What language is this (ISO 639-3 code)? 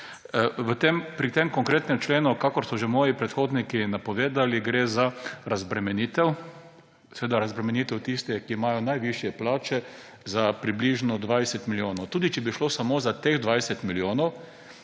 slv